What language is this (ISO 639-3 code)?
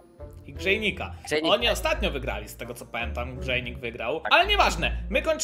pol